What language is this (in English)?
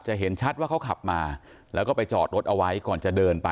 Thai